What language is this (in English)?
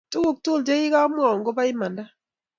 Kalenjin